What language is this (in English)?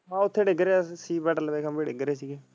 Punjabi